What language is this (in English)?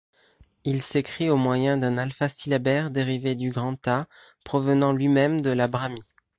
French